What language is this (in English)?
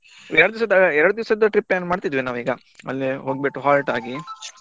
Kannada